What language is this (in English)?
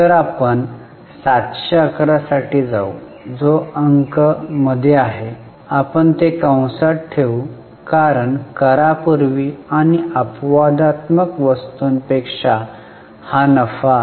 Marathi